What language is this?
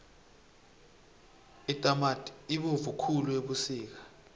South Ndebele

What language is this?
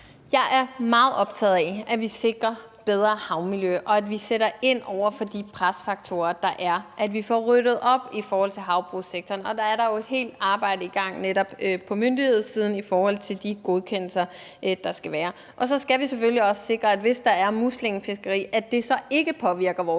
Danish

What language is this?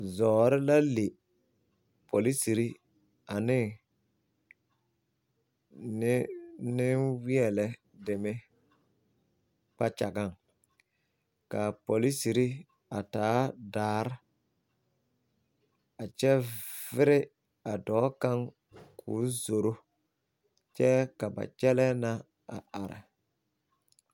Southern Dagaare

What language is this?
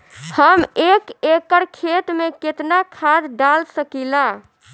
Bhojpuri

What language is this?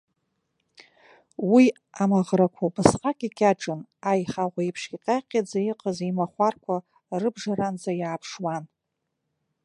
Abkhazian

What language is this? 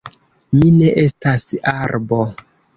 Esperanto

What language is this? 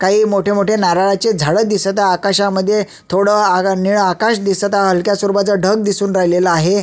Marathi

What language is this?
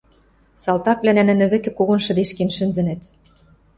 Western Mari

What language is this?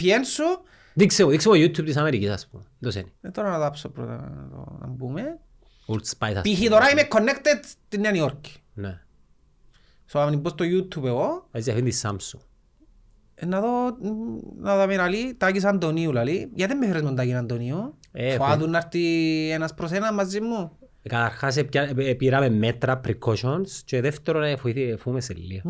Greek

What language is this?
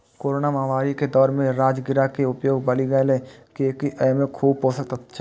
Maithili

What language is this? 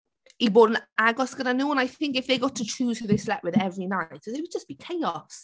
Welsh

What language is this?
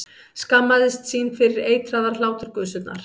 Icelandic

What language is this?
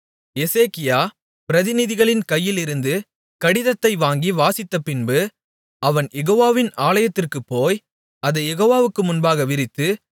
Tamil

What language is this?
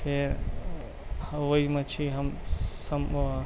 Urdu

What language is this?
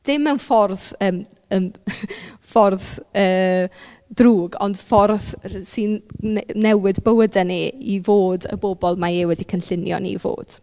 Welsh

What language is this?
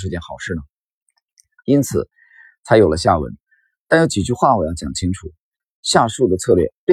Chinese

